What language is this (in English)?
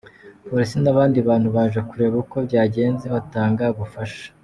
Kinyarwanda